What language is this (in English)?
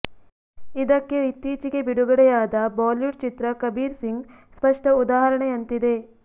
Kannada